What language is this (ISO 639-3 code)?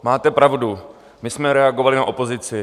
ces